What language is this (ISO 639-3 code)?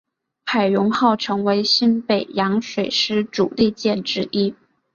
zho